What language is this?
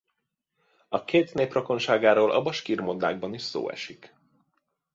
Hungarian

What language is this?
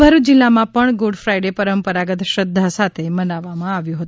Gujarati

